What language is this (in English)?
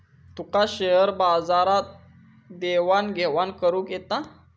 Marathi